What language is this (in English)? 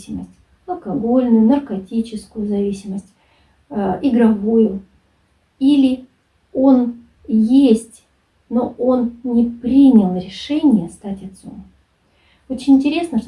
Russian